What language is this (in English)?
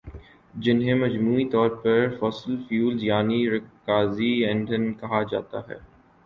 Urdu